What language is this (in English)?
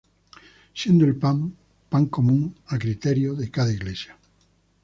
Spanish